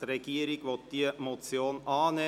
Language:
Swiss German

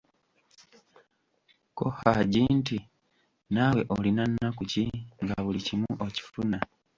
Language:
Ganda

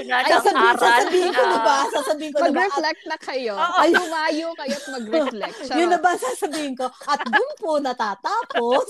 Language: Filipino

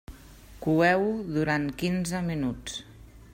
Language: Catalan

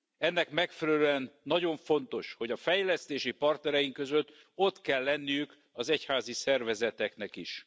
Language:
Hungarian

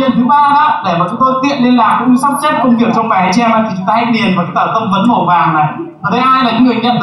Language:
Vietnamese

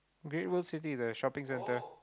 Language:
English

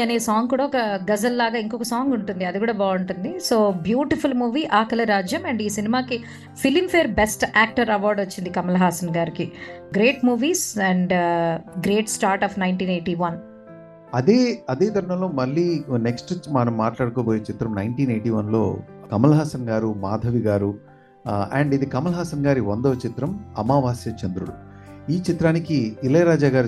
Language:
Telugu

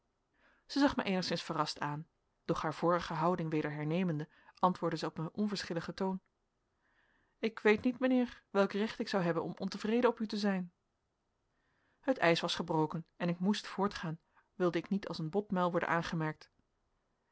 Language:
Dutch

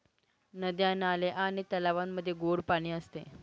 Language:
Marathi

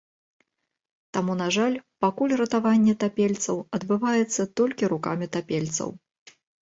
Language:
Belarusian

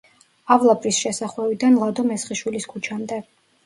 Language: Georgian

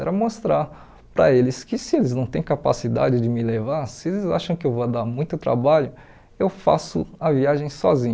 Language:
Portuguese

